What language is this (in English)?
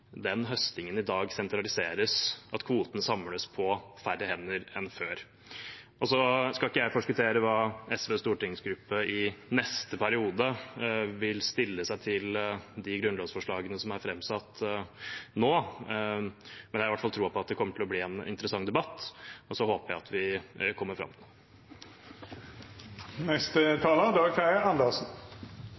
Norwegian